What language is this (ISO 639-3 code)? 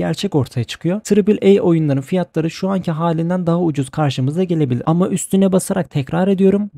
tur